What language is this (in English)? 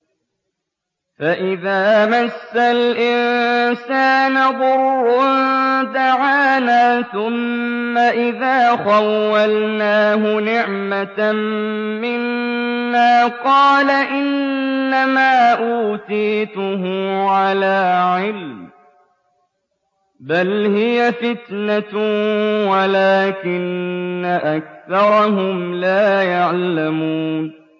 Arabic